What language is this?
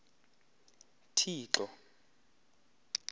Xhosa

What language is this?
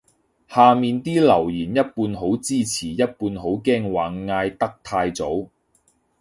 Cantonese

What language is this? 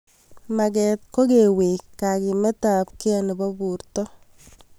Kalenjin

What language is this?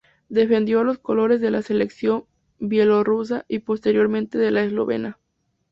Spanish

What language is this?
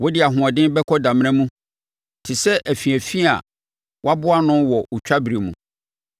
Akan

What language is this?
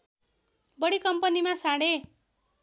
Nepali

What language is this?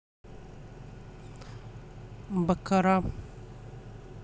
Russian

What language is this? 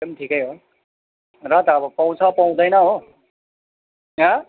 Nepali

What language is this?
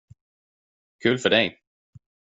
Swedish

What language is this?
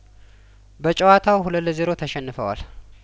Amharic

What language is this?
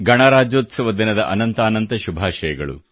Kannada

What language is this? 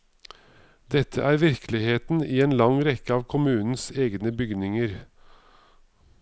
Norwegian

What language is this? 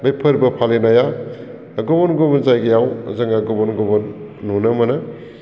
Bodo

